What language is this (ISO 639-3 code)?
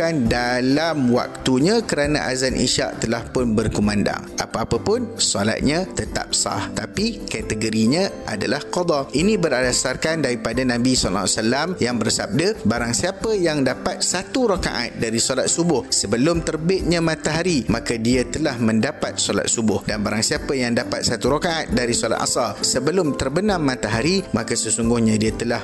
msa